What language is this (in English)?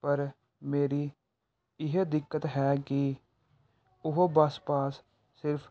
Punjabi